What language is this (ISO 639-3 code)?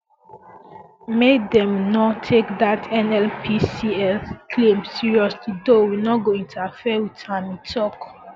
pcm